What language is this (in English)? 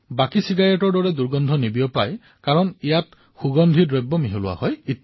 Assamese